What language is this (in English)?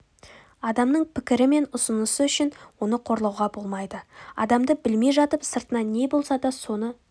Kazakh